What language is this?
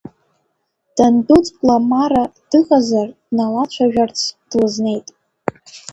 Abkhazian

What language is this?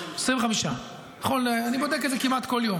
Hebrew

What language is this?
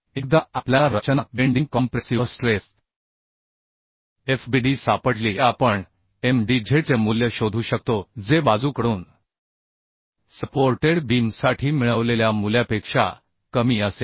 Marathi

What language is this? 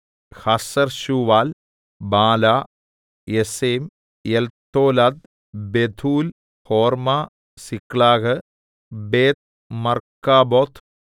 Malayalam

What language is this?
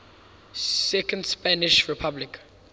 English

